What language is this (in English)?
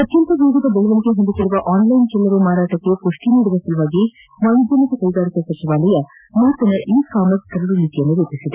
Kannada